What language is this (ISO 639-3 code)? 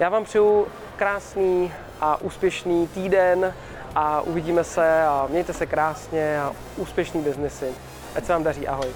ces